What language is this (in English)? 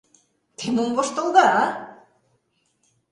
Mari